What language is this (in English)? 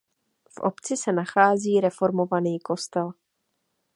Czech